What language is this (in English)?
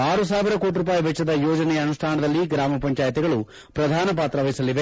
Kannada